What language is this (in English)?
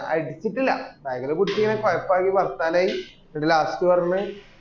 Malayalam